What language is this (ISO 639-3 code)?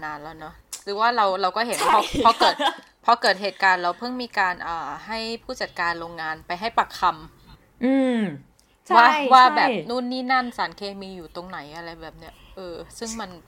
tha